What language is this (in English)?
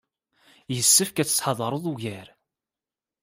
Kabyle